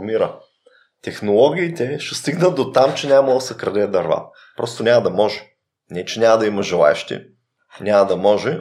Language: Bulgarian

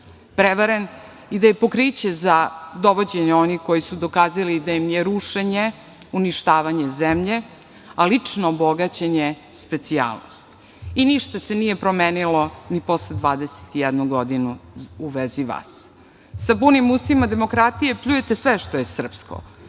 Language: Serbian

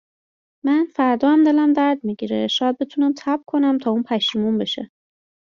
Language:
Persian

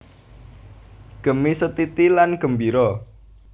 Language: Javanese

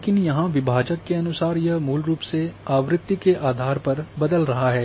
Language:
Hindi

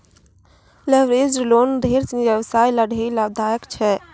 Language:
Maithili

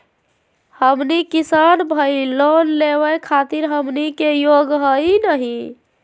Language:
Magahi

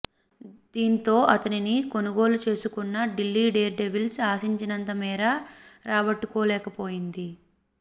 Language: Telugu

